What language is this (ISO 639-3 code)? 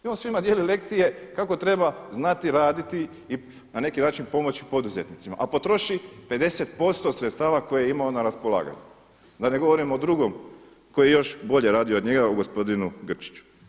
hrv